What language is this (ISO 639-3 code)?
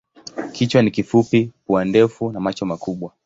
swa